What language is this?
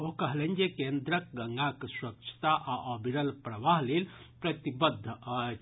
Maithili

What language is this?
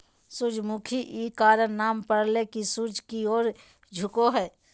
Magahi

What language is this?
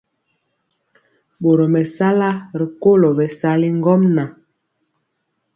Mpiemo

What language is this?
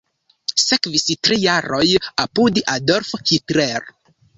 Esperanto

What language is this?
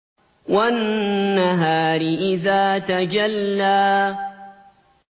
Arabic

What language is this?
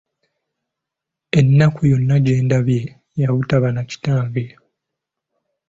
Ganda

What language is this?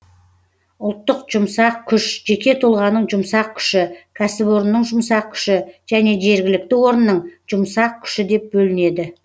Kazakh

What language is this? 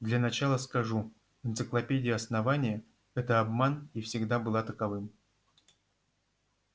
Russian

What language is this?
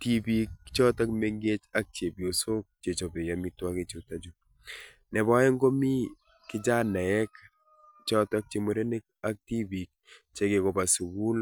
Kalenjin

